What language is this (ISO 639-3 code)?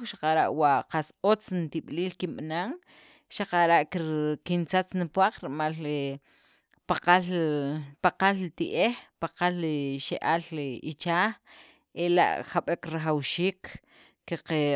quv